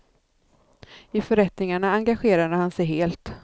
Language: Swedish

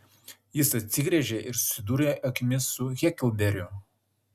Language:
Lithuanian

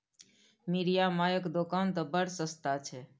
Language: Maithili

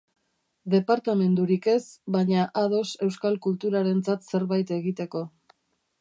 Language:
Basque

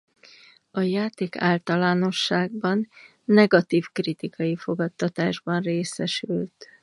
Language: Hungarian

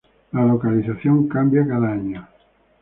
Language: Spanish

